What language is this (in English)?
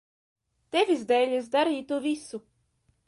Latvian